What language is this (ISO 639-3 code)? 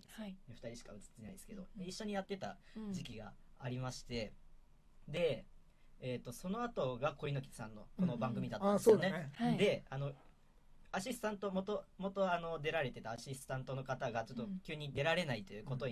jpn